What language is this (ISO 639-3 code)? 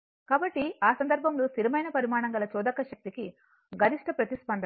tel